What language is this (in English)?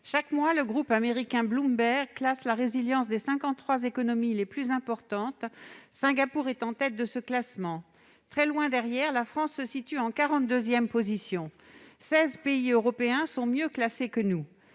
French